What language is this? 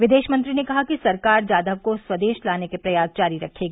Hindi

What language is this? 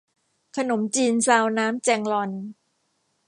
Thai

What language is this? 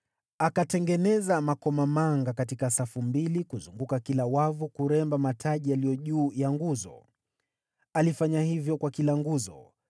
Swahili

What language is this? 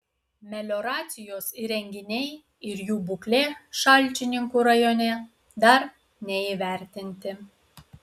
Lithuanian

